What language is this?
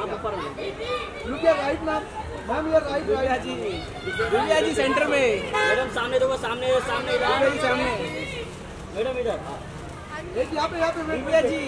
Hindi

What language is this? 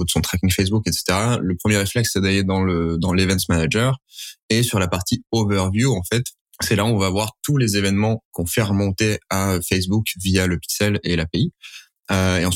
French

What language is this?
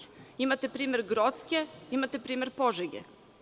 Serbian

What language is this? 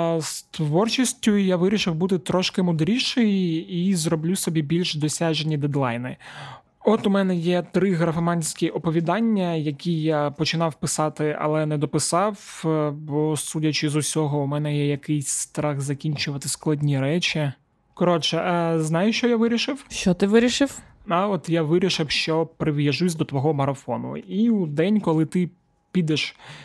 Ukrainian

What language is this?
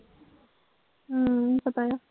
Punjabi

